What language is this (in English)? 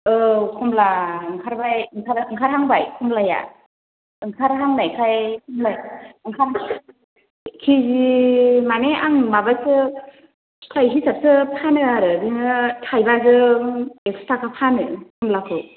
Bodo